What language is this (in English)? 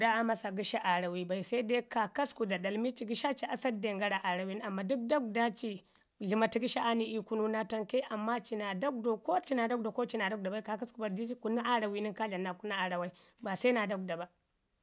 Ngizim